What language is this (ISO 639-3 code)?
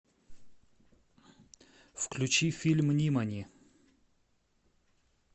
rus